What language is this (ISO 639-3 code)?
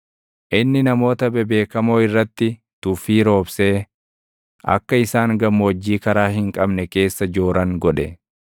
orm